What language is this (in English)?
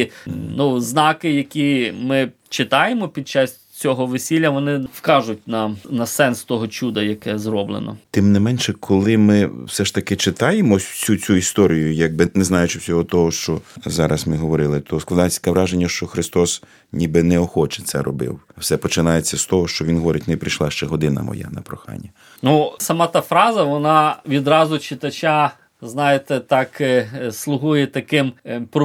Ukrainian